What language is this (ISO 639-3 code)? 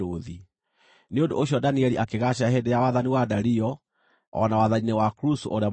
kik